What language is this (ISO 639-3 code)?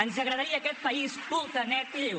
cat